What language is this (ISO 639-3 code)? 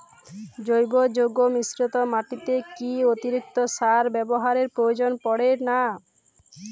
ben